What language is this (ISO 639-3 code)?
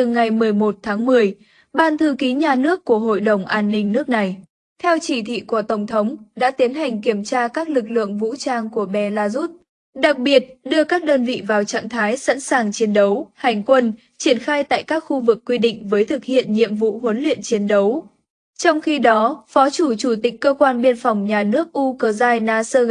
vie